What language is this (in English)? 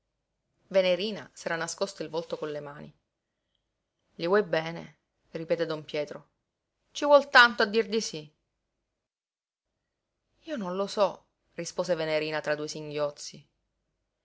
Italian